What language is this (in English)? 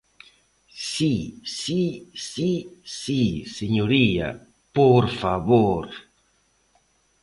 Galician